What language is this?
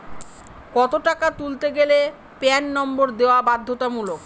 Bangla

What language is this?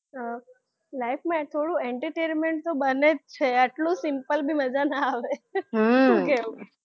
Gujarati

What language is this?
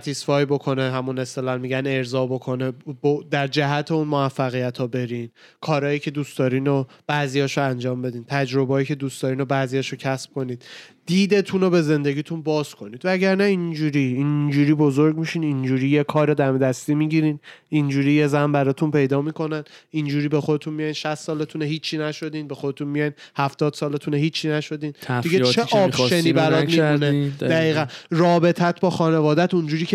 Persian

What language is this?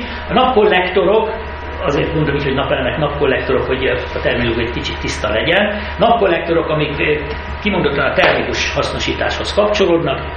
Hungarian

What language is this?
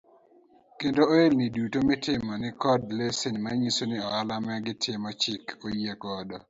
Luo (Kenya and Tanzania)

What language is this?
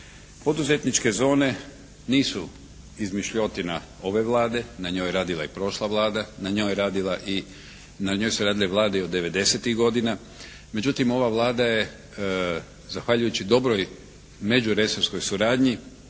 Croatian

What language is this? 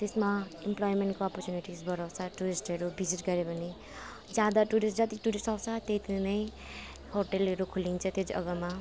Nepali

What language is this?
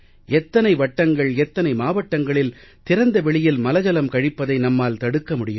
Tamil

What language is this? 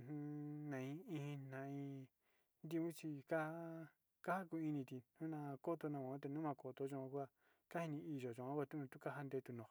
Sinicahua Mixtec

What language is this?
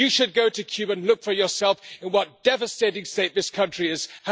English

